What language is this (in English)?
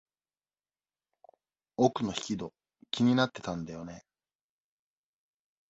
Japanese